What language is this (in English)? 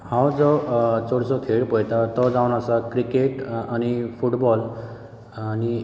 Konkani